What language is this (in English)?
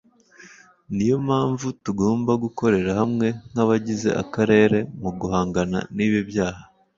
Kinyarwanda